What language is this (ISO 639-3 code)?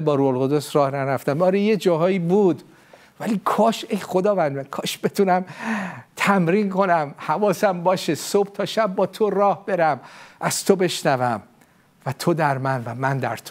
fas